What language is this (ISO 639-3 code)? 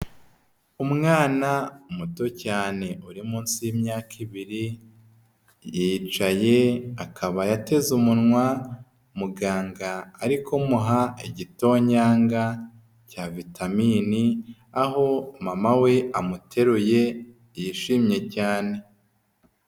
kin